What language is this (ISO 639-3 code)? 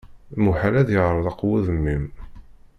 kab